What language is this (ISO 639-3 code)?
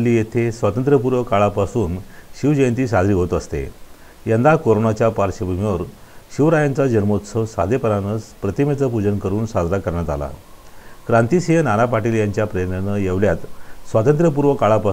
ron